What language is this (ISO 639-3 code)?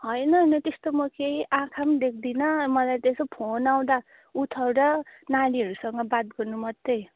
nep